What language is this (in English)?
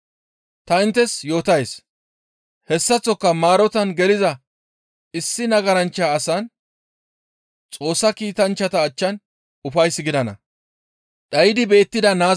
Gamo